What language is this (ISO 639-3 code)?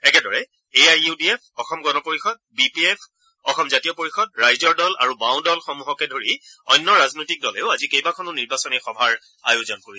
asm